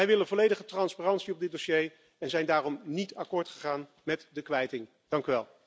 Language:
Dutch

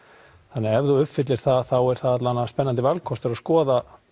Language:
Icelandic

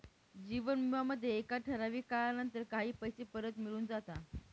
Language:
Marathi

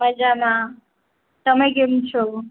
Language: Gujarati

